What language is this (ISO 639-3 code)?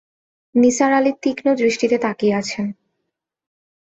ben